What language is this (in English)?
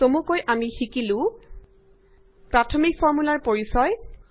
Assamese